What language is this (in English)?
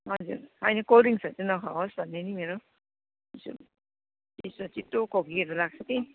Nepali